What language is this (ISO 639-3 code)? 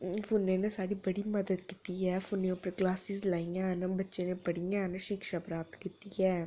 doi